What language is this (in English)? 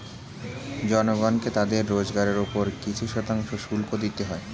Bangla